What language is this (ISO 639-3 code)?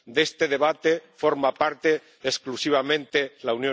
spa